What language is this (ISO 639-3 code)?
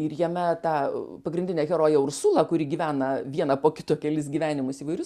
lit